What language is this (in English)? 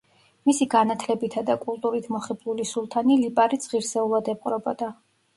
Georgian